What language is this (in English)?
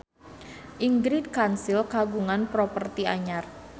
Sundanese